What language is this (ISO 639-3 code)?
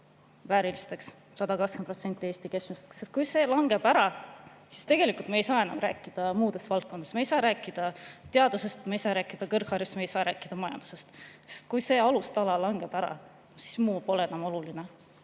est